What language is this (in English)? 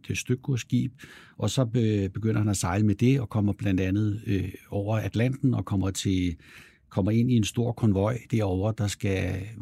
Danish